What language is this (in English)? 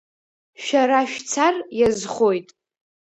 Abkhazian